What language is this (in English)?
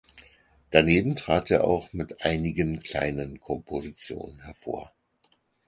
German